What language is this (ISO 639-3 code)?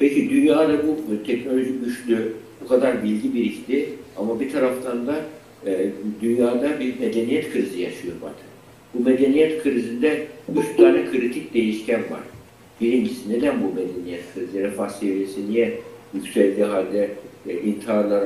tur